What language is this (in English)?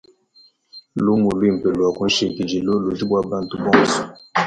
Luba-Lulua